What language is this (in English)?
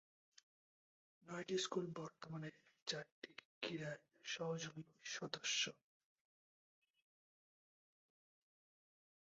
Bangla